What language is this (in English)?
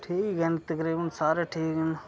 Dogri